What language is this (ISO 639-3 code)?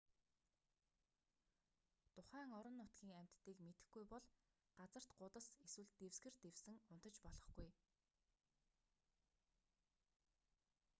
mon